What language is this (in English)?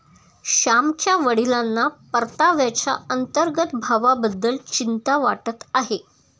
Marathi